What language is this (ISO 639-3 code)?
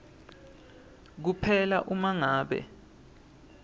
ssw